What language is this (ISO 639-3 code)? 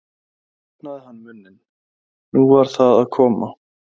isl